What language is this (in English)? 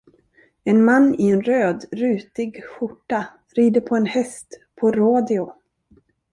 Swedish